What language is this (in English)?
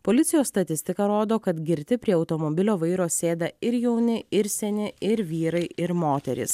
Lithuanian